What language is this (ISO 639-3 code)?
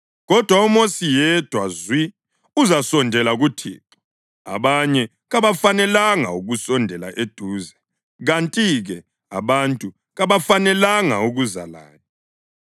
nde